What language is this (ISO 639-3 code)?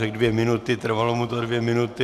ces